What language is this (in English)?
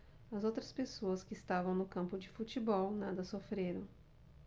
Portuguese